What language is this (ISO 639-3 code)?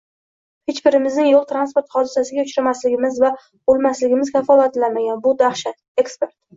uzb